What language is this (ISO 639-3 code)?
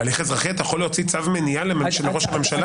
heb